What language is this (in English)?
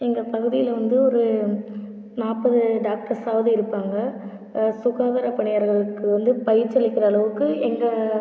Tamil